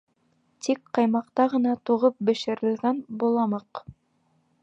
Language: Bashkir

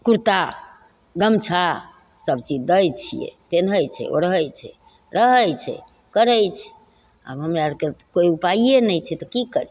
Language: Maithili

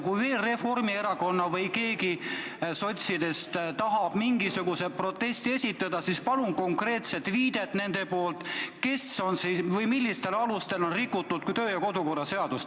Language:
Estonian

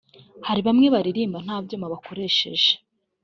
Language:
Kinyarwanda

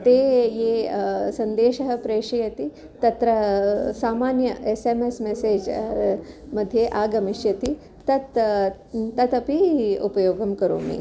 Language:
Sanskrit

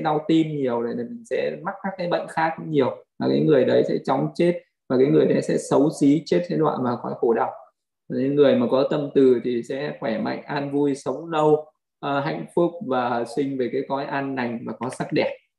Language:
Vietnamese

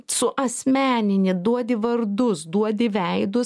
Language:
Lithuanian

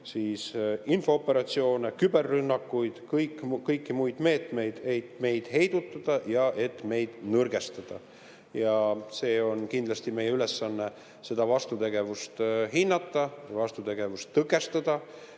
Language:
Estonian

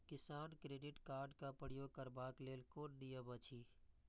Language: Maithili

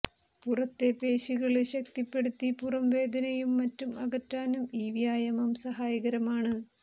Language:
Malayalam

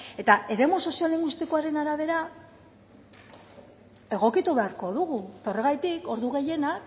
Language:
Basque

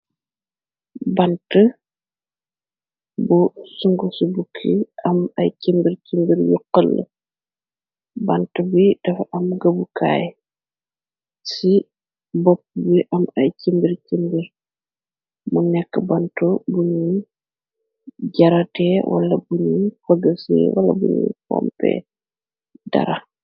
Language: Wolof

